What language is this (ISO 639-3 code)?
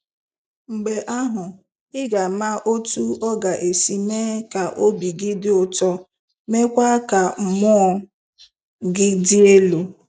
ibo